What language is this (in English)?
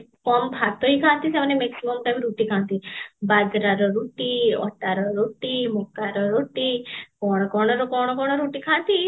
Odia